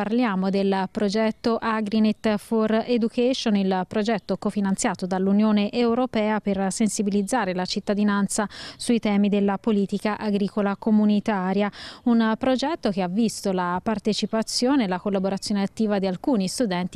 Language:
Italian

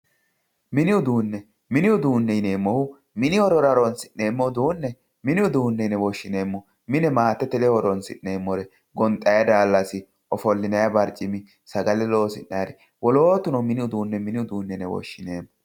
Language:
Sidamo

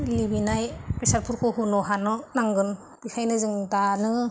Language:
Bodo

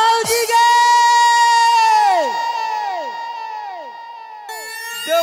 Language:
Hindi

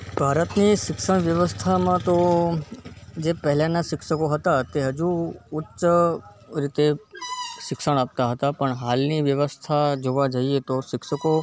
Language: Gujarati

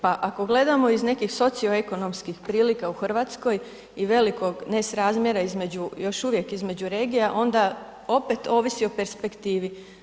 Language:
Croatian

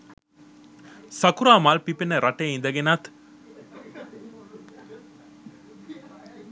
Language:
Sinhala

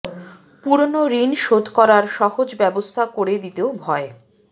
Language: Bangla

